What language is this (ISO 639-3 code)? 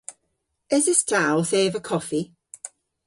cor